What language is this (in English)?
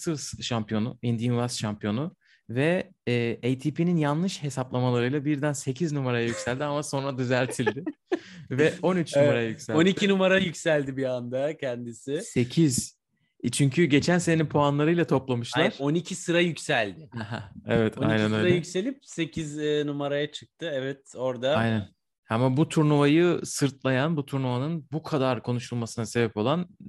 Turkish